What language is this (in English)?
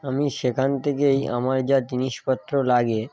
Bangla